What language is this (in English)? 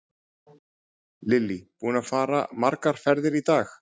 Icelandic